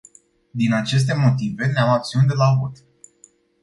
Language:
Romanian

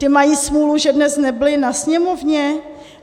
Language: Czech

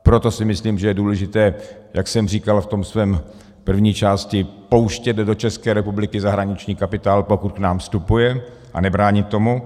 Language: Czech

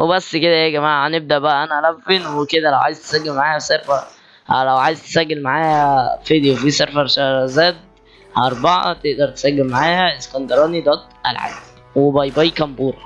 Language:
Arabic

